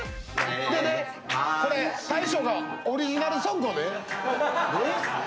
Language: Japanese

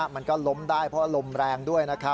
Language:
Thai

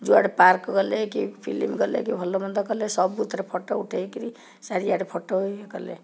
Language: Odia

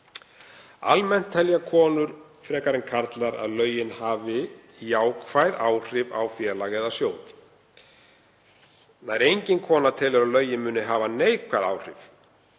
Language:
Icelandic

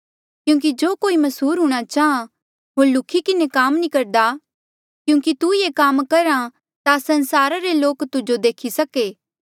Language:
Mandeali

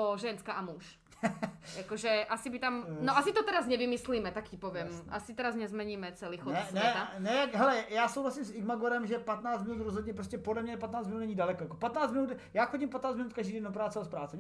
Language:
Czech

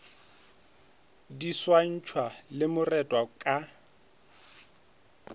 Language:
Northern Sotho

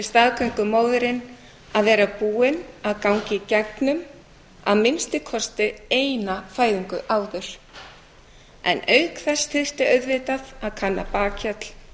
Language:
Icelandic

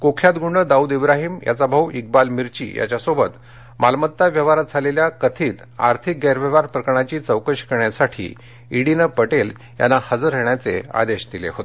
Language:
Marathi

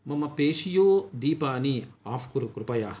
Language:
Sanskrit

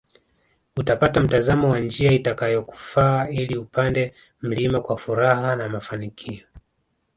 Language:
Swahili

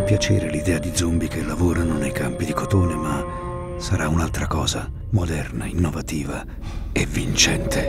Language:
Italian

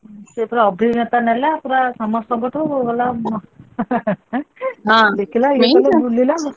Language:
Odia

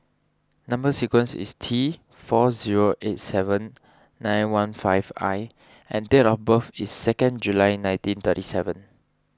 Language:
English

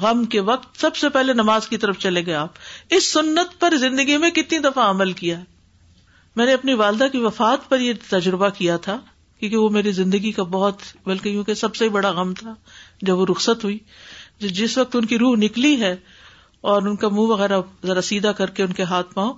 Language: Urdu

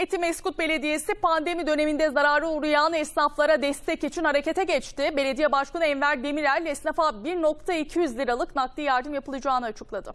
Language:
Turkish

